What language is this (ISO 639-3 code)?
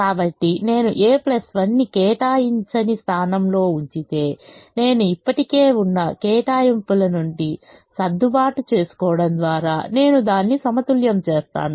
tel